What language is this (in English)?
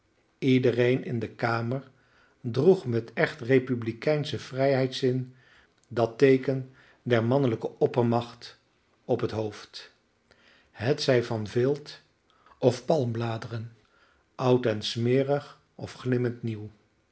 Dutch